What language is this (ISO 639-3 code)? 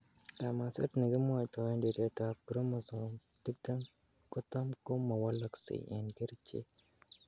kln